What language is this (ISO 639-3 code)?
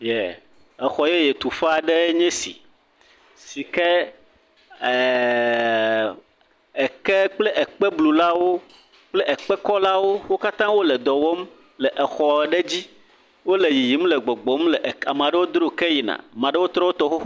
ewe